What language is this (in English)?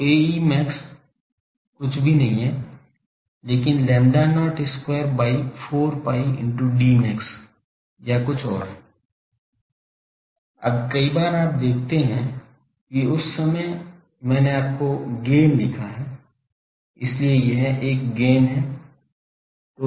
Hindi